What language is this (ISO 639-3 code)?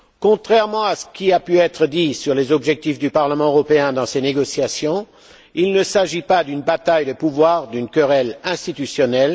fra